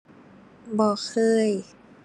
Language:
Thai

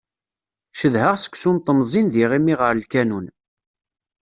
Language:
Kabyle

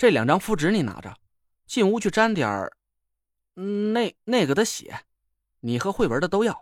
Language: Chinese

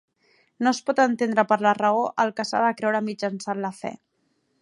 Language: Catalan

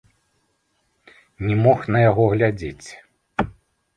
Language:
Belarusian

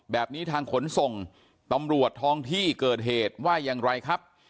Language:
Thai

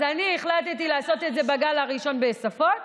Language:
Hebrew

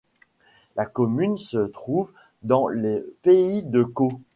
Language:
French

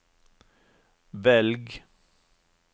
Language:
Norwegian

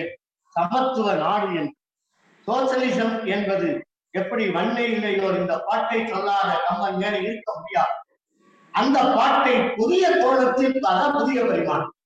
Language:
Tamil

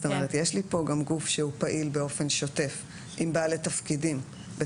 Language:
Hebrew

